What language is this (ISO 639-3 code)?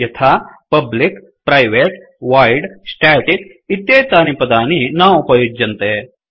san